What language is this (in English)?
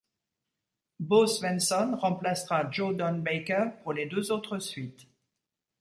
French